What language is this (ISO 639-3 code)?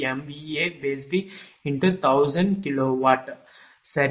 tam